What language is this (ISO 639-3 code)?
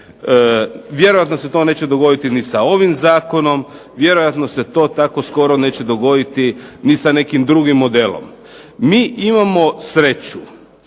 hrv